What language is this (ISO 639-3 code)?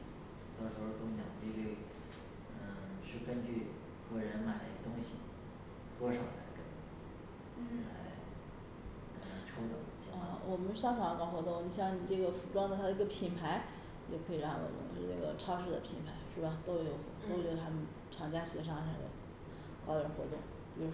zho